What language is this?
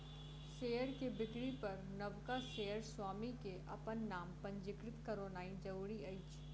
Maithili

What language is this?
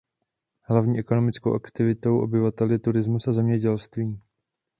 Czech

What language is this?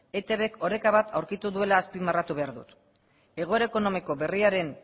Basque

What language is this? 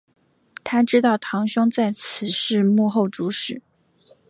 Chinese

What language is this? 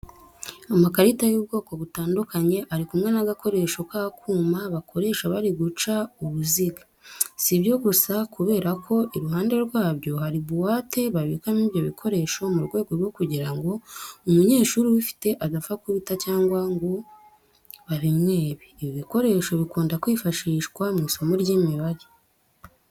Kinyarwanda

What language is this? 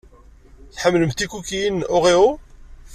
Kabyle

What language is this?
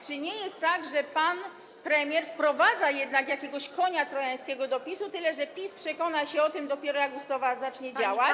Polish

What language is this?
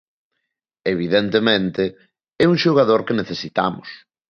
Galician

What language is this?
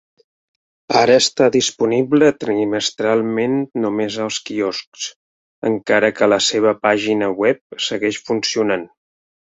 Catalan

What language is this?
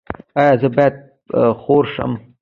Pashto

